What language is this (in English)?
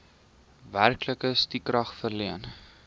Afrikaans